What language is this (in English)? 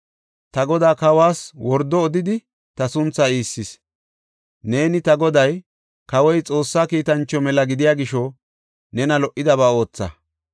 Gofa